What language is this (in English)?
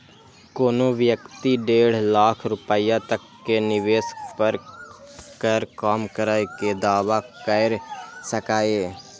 Maithili